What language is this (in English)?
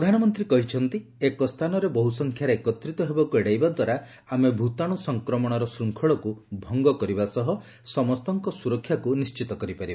Odia